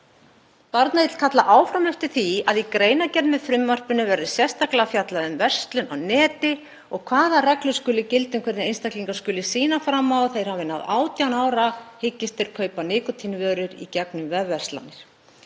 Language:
Icelandic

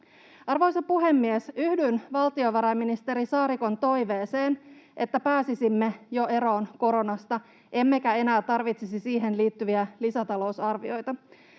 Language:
Finnish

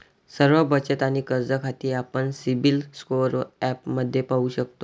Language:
Marathi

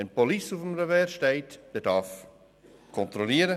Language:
Swiss German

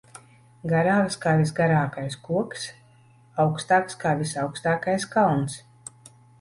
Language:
Latvian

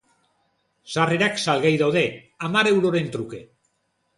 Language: Basque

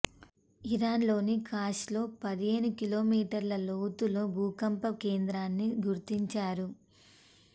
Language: Telugu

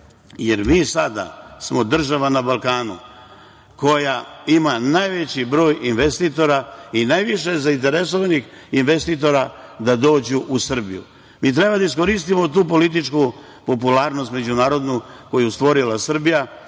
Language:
Serbian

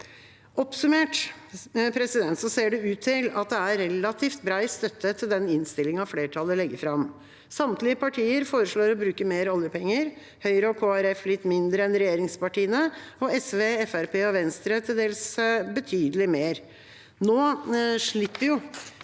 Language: Norwegian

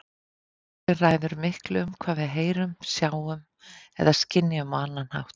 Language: Icelandic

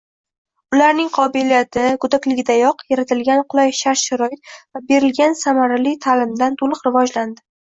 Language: Uzbek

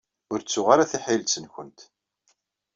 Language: Kabyle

